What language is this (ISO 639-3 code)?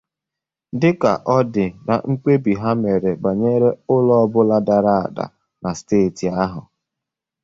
ibo